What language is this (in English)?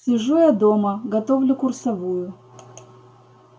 Russian